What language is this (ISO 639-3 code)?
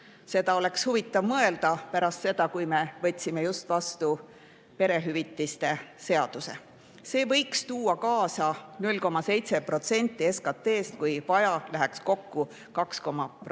est